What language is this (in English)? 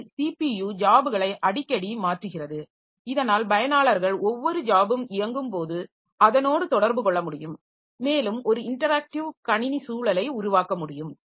Tamil